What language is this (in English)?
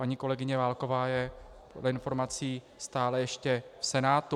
Czech